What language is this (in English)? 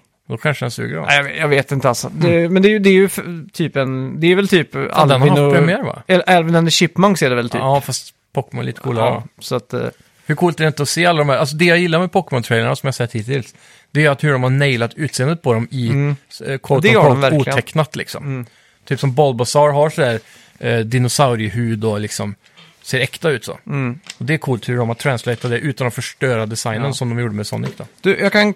Swedish